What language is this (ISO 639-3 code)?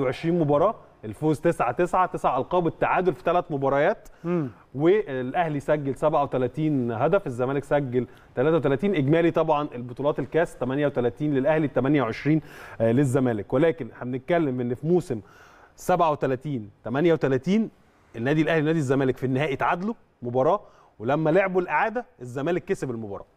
ara